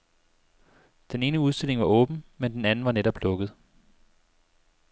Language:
Danish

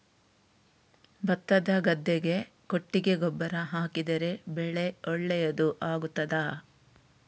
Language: Kannada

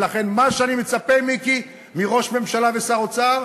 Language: Hebrew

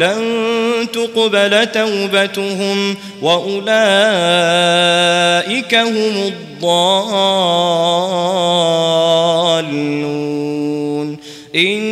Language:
Arabic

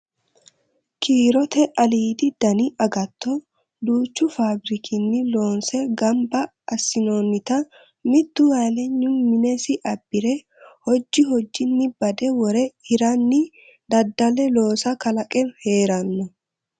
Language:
Sidamo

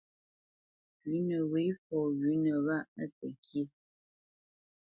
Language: Bamenyam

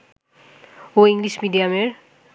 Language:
Bangla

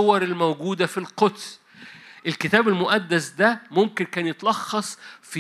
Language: Arabic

